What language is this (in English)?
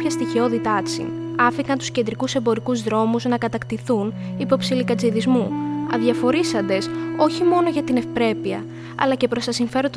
Greek